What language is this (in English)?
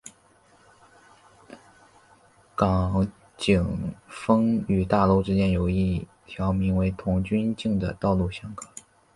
Chinese